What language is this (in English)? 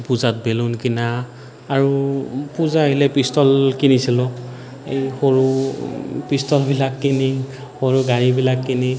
Assamese